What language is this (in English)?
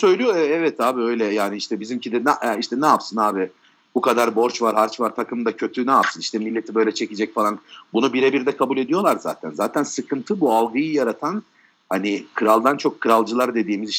Turkish